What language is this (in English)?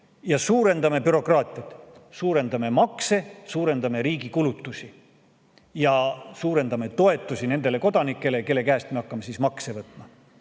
Estonian